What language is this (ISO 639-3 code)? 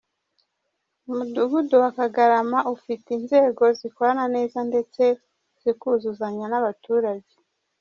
kin